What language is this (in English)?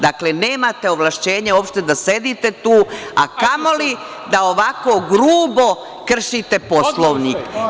Serbian